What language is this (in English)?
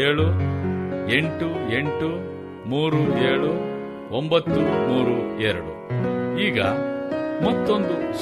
Kannada